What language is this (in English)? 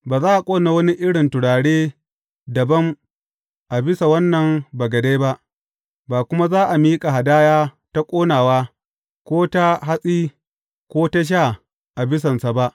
Hausa